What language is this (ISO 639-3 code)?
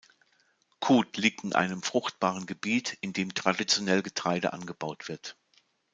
deu